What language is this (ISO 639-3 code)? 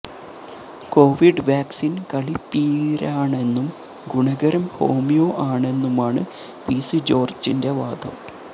mal